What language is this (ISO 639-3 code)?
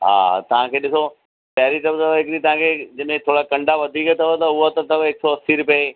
snd